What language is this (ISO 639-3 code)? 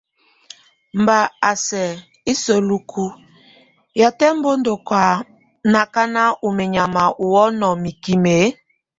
tvu